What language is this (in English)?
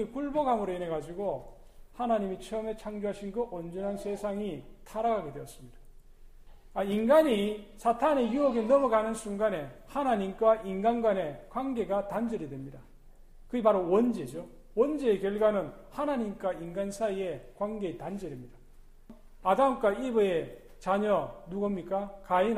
Korean